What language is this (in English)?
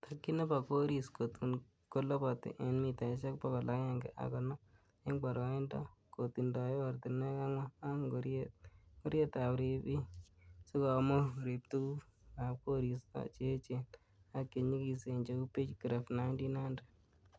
Kalenjin